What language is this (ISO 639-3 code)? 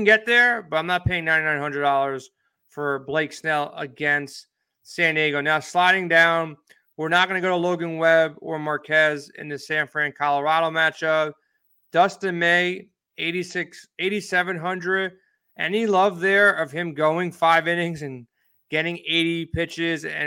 eng